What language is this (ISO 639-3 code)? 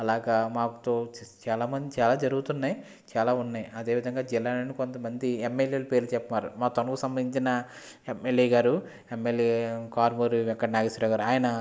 tel